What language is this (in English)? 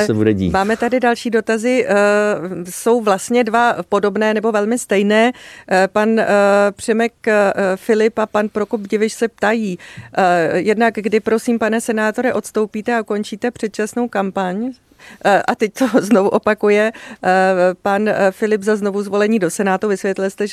Czech